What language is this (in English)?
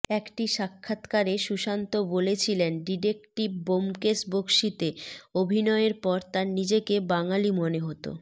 Bangla